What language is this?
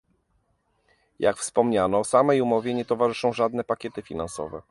Polish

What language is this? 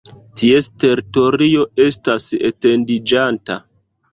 Esperanto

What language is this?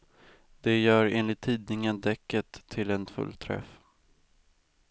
Swedish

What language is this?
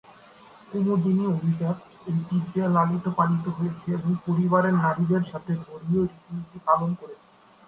Bangla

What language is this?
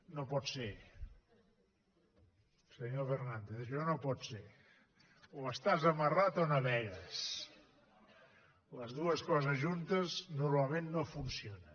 Catalan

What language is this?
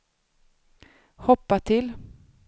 Swedish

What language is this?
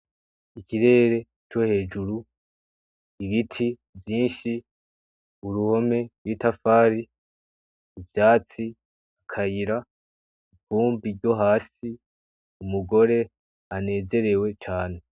Rundi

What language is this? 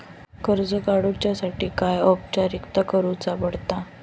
Marathi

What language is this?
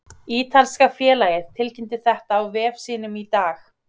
Icelandic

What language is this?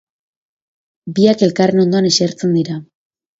Basque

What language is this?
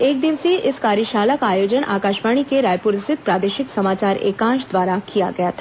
Hindi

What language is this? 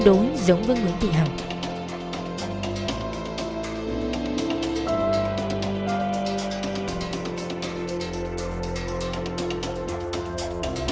Vietnamese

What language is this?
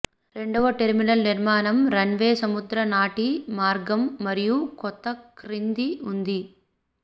Telugu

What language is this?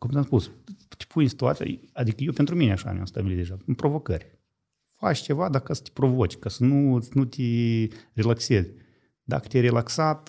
Romanian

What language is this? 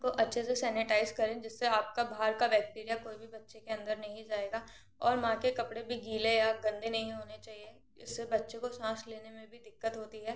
Hindi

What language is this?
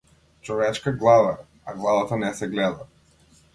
Macedonian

